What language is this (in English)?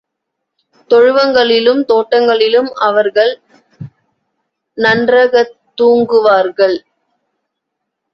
Tamil